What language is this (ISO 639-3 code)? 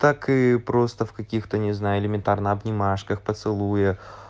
rus